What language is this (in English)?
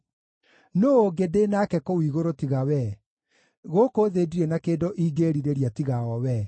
Kikuyu